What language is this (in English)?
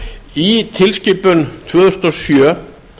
Icelandic